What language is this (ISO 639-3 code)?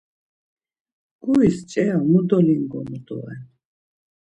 lzz